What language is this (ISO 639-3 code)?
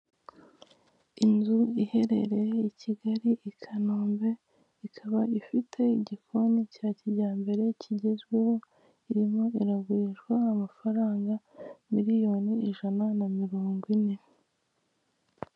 kin